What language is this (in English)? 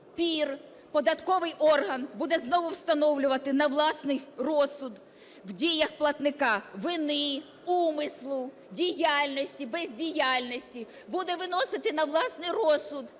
Ukrainian